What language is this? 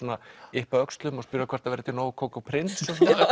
Icelandic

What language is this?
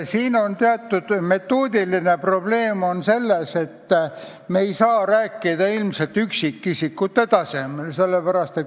Estonian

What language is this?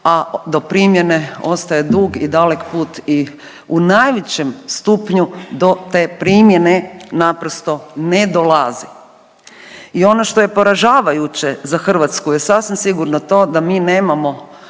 Croatian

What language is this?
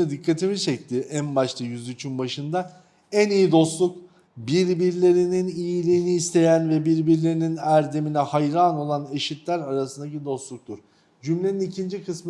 Turkish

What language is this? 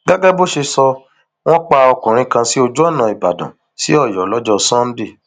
Yoruba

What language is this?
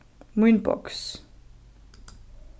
Faroese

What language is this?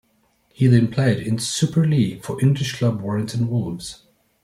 English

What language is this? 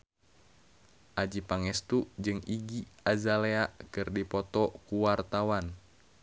Sundanese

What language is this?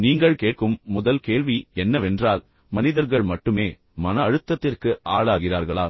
Tamil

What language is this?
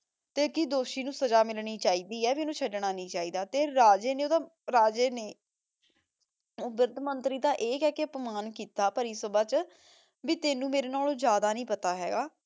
Punjabi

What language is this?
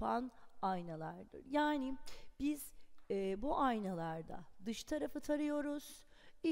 Turkish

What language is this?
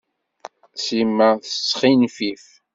Kabyle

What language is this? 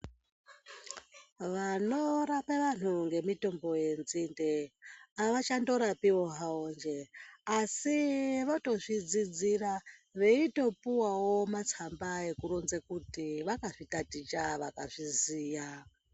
Ndau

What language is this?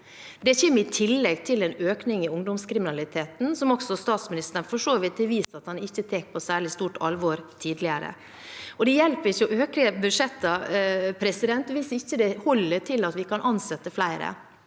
Norwegian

